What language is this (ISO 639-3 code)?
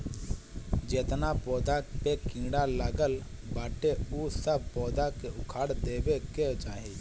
bho